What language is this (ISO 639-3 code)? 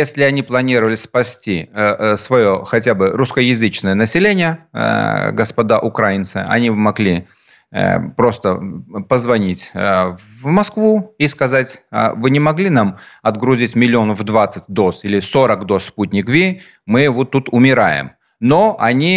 rus